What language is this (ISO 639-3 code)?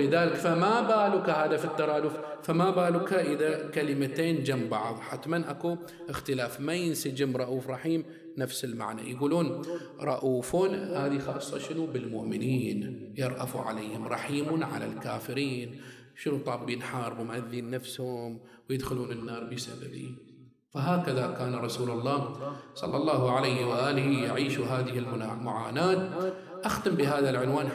ara